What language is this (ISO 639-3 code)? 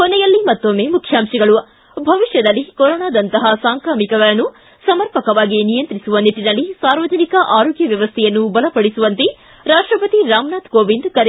kan